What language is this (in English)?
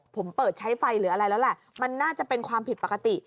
Thai